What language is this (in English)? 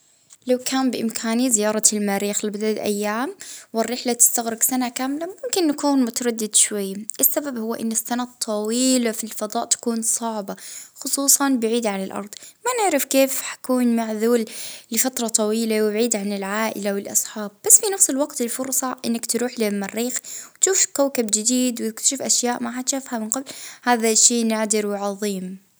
Libyan Arabic